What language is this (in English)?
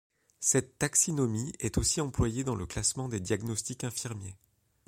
French